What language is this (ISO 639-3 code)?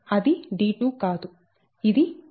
tel